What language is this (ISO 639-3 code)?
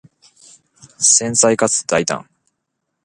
jpn